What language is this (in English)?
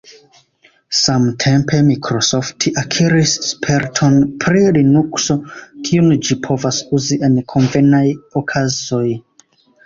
Esperanto